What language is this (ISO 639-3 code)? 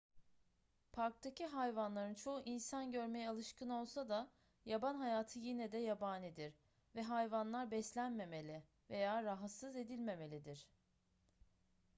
tur